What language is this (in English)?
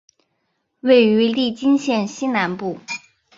Chinese